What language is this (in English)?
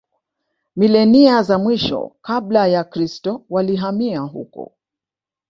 Swahili